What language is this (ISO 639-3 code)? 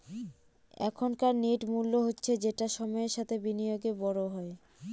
ben